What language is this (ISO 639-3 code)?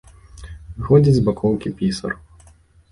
bel